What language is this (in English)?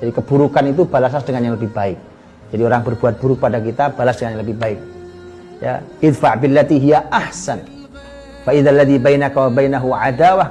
Indonesian